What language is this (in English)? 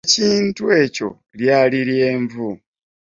Ganda